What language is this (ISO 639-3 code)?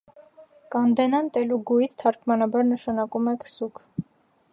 hye